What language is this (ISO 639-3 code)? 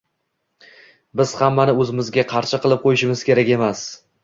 uzb